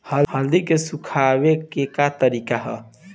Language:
Bhojpuri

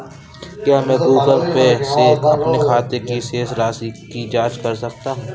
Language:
Hindi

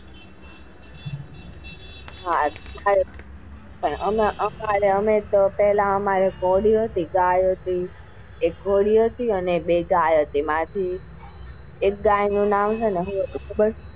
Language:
Gujarati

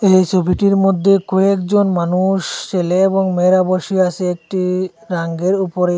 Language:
Bangla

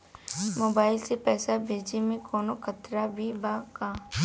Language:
Bhojpuri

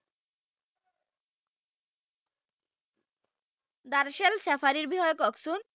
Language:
Assamese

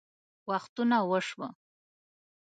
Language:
Pashto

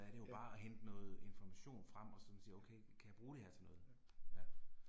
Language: Danish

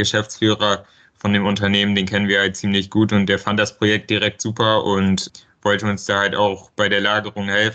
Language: German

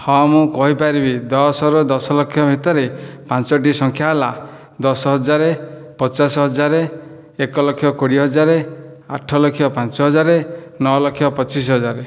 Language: Odia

